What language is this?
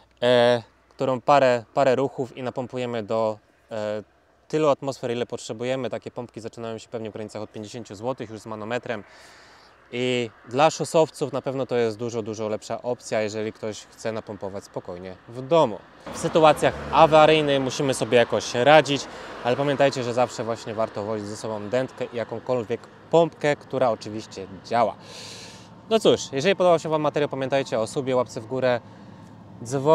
Polish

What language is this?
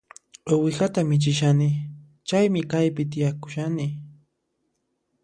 Puno Quechua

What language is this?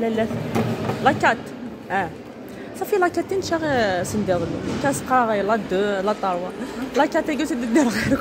Arabic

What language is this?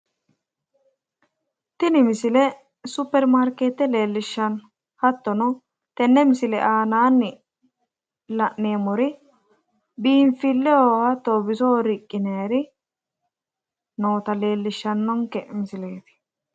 Sidamo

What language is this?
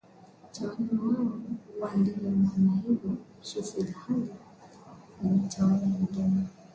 Swahili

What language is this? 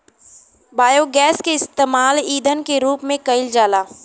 Bhojpuri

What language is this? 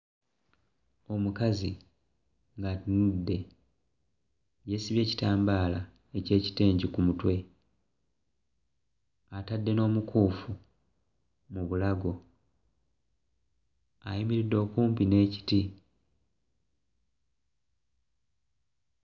Ganda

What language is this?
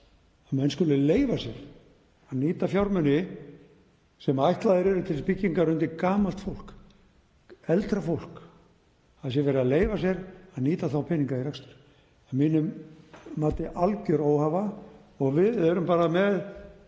Icelandic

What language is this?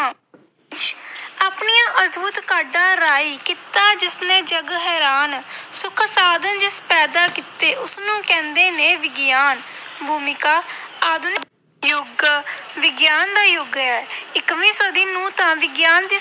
Punjabi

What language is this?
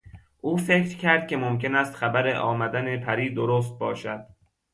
Persian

